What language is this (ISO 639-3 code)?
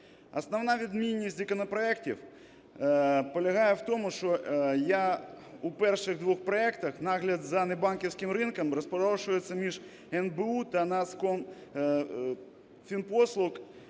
ukr